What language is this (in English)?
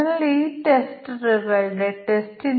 Malayalam